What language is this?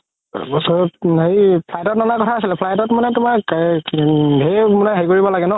Assamese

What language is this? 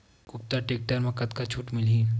Chhattisgarhi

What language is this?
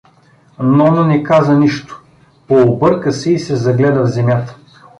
Bulgarian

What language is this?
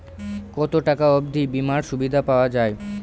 Bangla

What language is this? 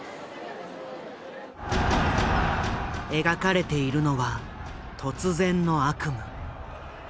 Japanese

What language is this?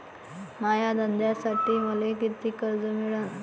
Marathi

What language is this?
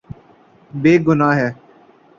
Urdu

